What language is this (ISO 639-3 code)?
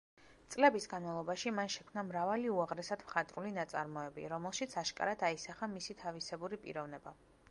kat